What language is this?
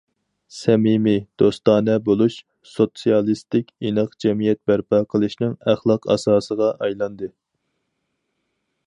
Uyghur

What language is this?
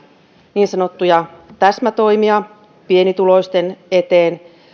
Finnish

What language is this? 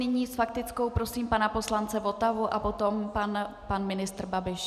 Czech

